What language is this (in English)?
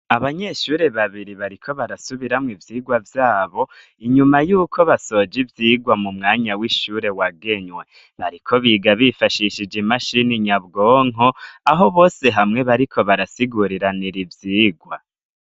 Rundi